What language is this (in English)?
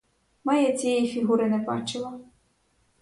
Ukrainian